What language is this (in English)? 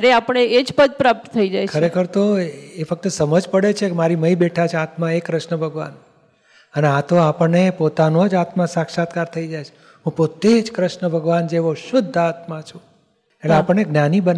Gujarati